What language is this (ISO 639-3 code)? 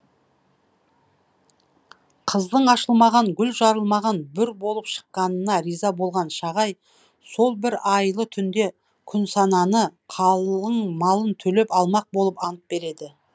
kaz